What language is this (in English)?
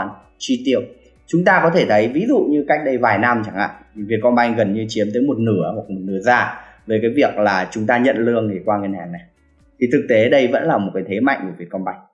Vietnamese